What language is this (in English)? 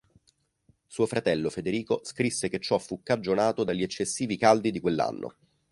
Italian